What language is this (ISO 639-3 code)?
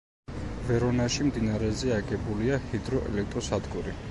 kat